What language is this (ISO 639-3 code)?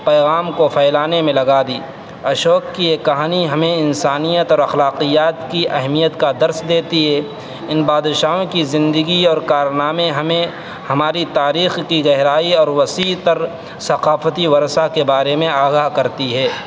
urd